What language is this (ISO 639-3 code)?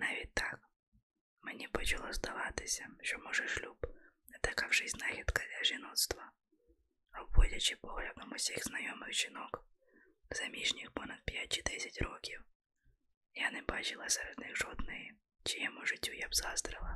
ukr